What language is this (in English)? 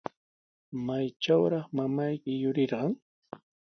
Sihuas Ancash Quechua